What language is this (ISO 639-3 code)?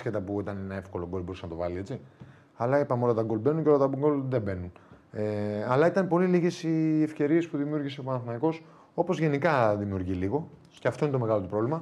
ell